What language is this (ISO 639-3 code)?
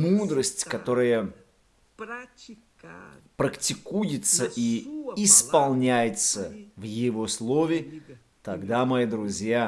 rus